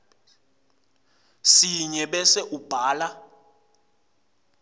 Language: Swati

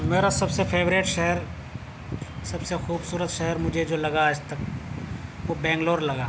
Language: Urdu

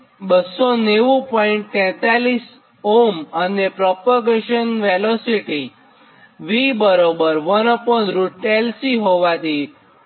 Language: Gujarati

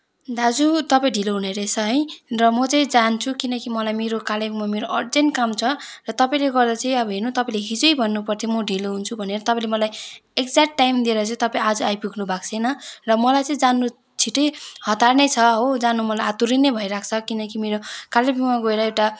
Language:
Nepali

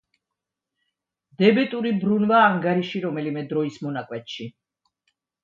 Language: Georgian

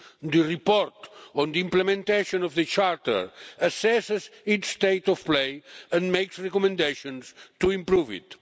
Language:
English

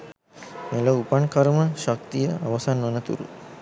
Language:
Sinhala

